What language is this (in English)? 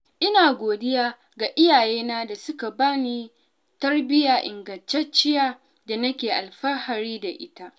Hausa